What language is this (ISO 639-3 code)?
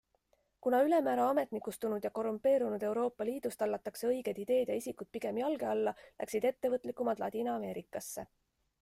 est